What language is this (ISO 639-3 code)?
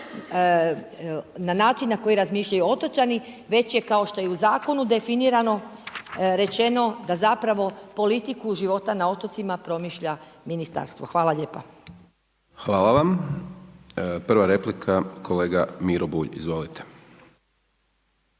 hrv